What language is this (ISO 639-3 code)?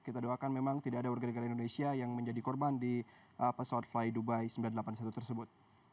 ind